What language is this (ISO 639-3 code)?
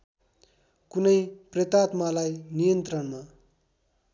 nep